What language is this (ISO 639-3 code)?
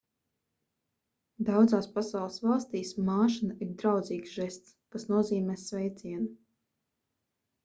lav